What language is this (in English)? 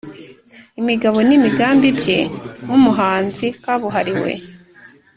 Kinyarwanda